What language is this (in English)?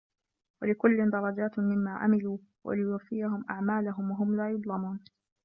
Arabic